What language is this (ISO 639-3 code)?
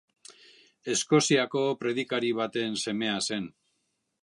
eus